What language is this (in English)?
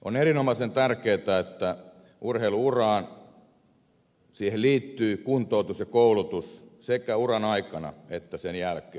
Finnish